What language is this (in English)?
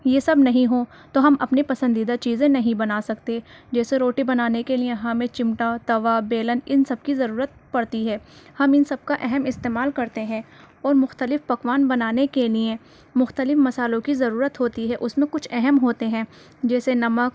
Urdu